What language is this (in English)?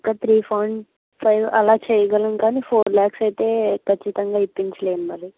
Telugu